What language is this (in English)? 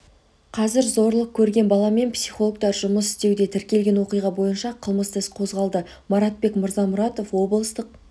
Kazakh